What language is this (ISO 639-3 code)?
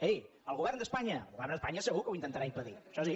cat